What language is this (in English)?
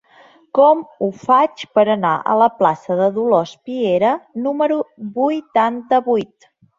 Catalan